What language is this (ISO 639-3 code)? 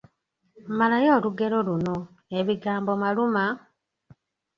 lug